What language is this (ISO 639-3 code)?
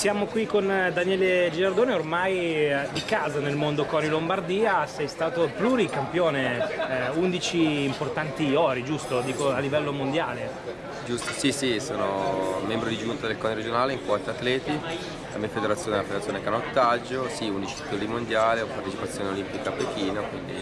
ita